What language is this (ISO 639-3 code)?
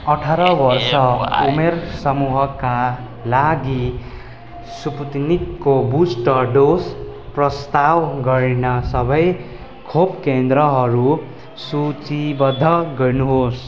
nep